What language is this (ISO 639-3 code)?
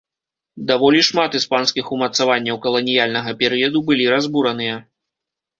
bel